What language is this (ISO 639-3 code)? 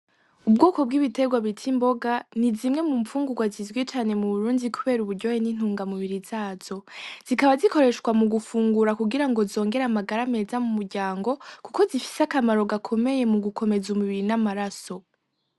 run